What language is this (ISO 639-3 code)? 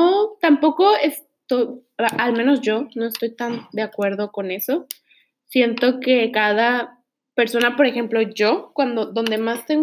spa